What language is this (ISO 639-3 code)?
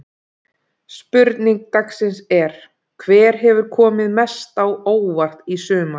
isl